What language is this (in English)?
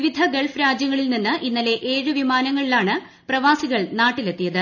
Malayalam